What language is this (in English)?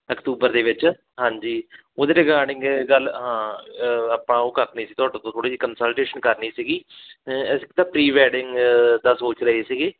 Punjabi